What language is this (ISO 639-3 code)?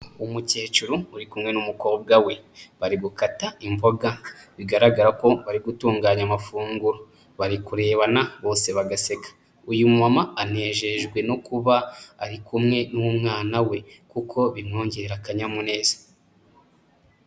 kin